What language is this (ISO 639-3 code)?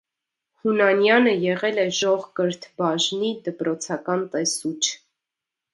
hye